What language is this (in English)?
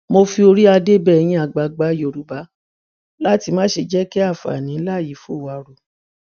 Yoruba